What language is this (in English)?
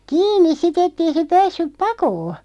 Finnish